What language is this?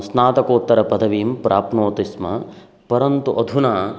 Sanskrit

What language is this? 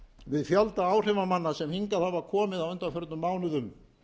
Icelandic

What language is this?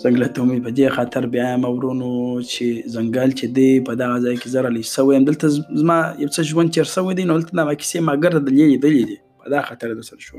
Urdu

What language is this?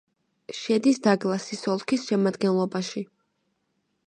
Georgian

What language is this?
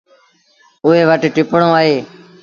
Sindhi Bhil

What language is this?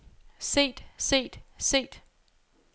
Danish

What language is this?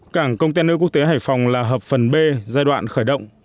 Vietnamese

